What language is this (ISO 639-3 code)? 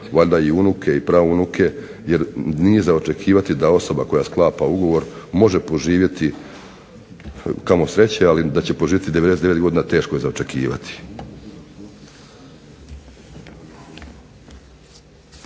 hrv